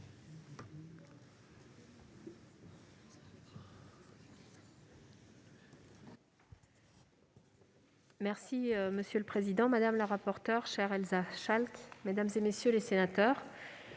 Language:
French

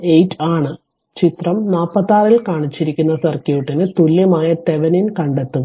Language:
Malayalam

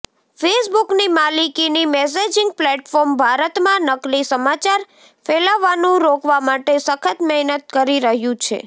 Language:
Gujarati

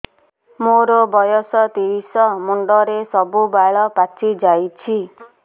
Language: Odia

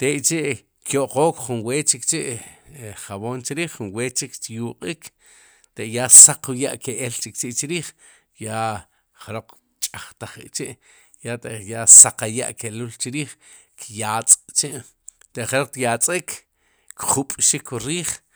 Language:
Sipacapense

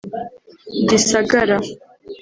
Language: Kinyarwanda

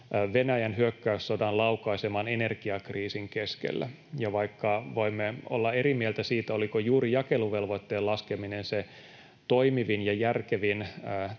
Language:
Finnish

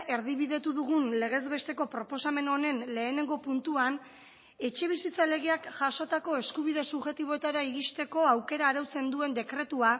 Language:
Basque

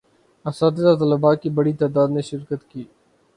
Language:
Urdu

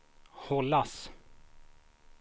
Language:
Swedish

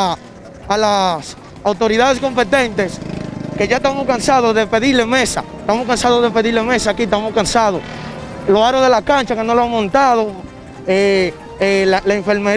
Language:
Spanish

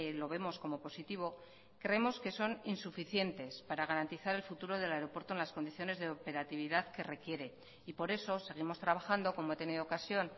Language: Spanish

